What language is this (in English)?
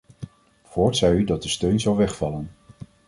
Dutch